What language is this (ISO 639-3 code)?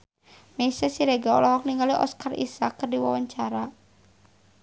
sun